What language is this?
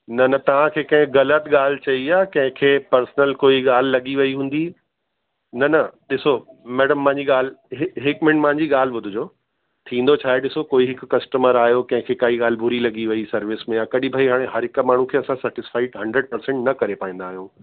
Sindhi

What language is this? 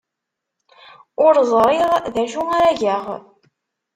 Kabyle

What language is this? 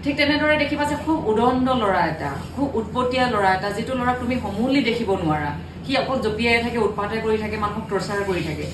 Bangla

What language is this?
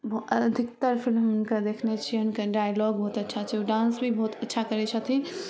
Maithili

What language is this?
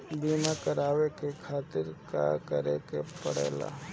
Bhojpuri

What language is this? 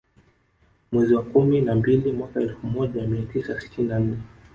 Swahili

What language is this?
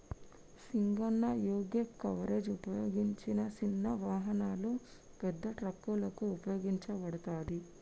Telugu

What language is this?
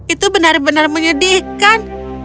Indonesian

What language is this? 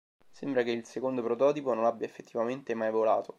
Italian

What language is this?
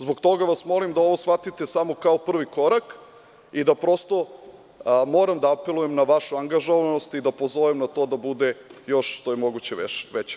Serbian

